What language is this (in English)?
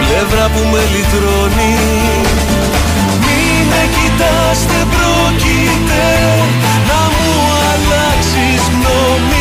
Greek